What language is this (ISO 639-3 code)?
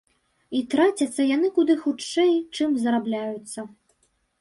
bel